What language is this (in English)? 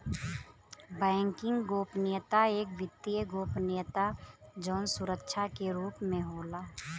Bhojpuri